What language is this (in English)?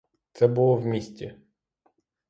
Ukrainian